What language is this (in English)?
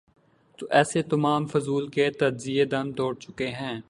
Urdu